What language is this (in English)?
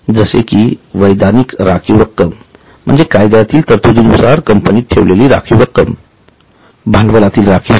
Marathi